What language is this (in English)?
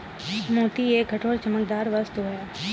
Hindi